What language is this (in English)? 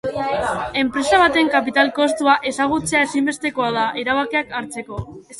Basque